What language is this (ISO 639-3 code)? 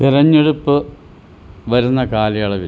mal